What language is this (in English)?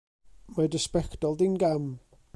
Welsh